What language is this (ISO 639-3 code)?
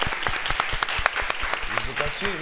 jpn